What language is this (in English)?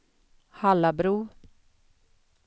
Swedish